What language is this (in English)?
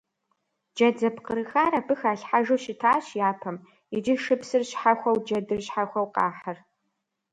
Kabardian